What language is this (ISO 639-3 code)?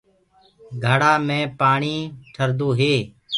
ggg